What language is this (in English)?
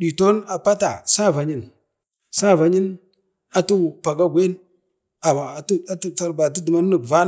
Bade